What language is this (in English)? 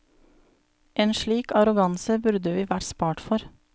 Norwegian